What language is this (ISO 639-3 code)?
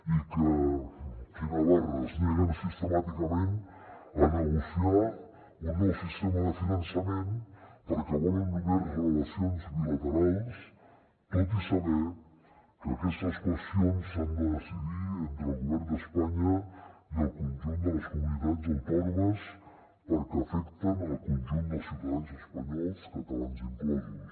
cat